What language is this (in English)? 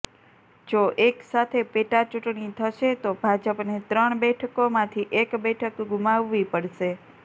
Gujarati